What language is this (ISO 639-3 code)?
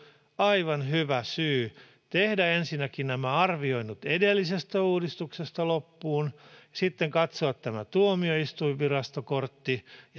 fin